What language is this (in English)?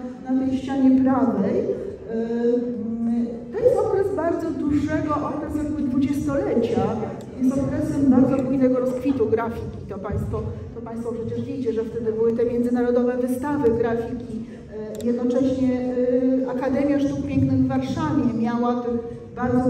Polish